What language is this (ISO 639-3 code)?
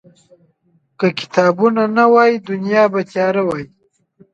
pus